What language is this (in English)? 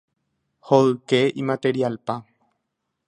Guarani